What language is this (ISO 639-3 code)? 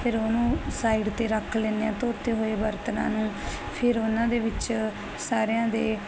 pan